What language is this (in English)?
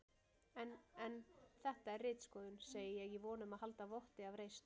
Icelandic